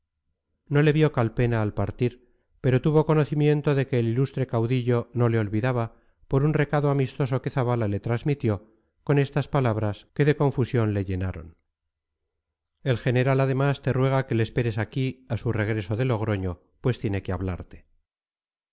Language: Spanish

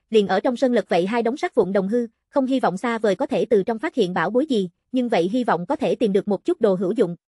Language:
Vietnamese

